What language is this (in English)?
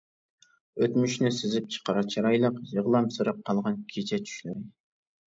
Uyghur